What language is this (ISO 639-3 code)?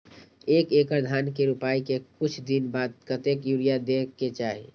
mai